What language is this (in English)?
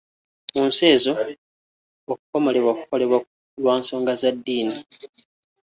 Ganda